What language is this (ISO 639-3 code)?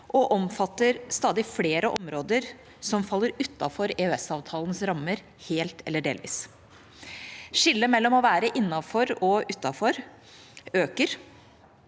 nor